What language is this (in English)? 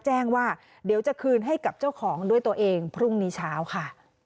Thai